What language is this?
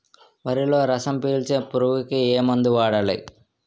Telugu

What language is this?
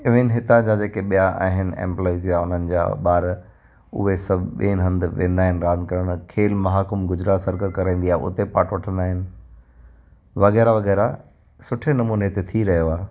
Sindhi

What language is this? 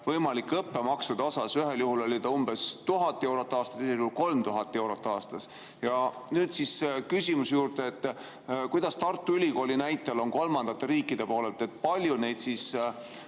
Estonian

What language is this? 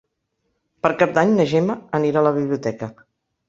Catalan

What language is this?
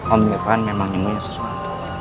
Indonesian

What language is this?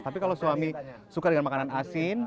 Indonesian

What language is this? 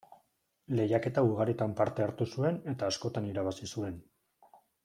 Basque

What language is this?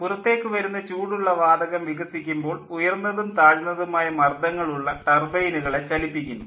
Malayalam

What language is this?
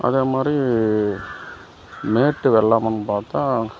Tamil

